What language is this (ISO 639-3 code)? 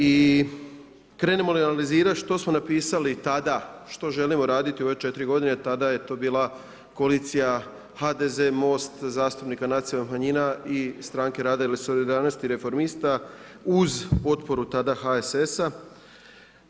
hrv